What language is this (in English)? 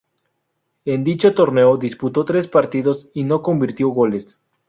Spanish